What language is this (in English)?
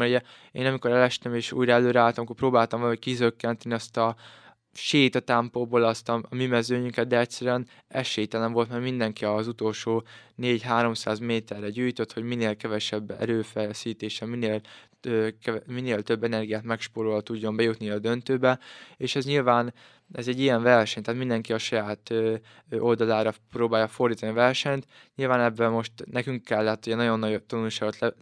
Hungarian